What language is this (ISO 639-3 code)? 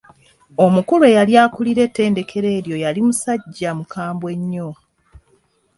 lug